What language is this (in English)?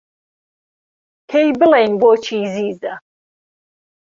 Central Kurdish